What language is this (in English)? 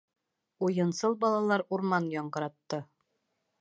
Bashkir